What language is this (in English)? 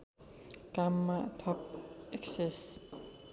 Nepali